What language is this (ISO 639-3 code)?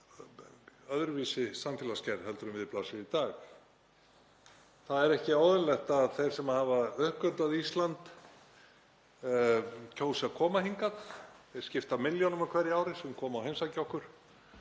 isl